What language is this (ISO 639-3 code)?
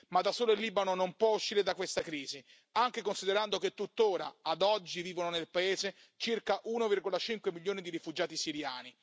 ita